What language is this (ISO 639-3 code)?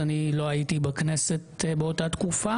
heb